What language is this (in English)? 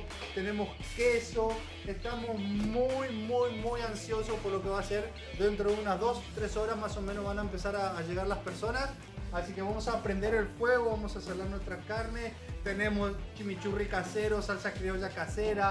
Spanish